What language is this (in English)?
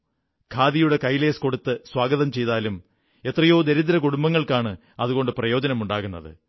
Malayalam